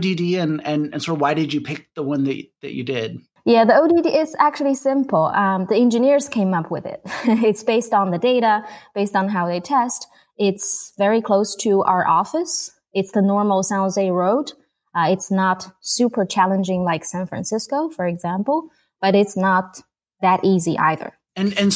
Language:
English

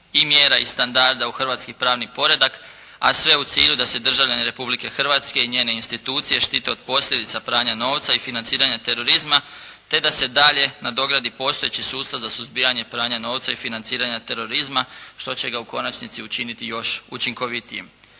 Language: Croatian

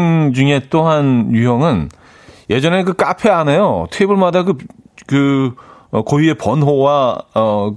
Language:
Korean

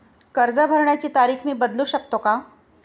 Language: Marathi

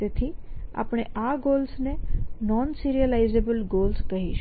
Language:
Gujarati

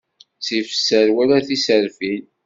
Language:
Kabyle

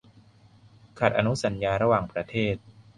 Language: Thai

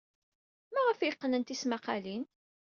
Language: Kabyle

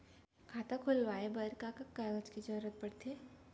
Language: Chhattisgarhi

